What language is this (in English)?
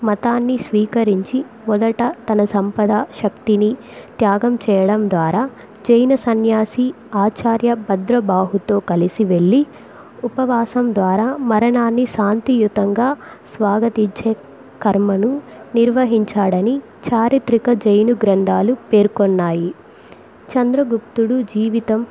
Telugu